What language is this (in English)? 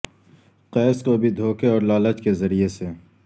Urdu